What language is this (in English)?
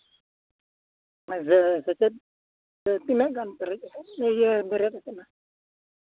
Santali